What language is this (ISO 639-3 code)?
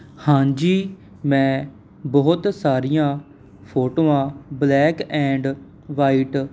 pan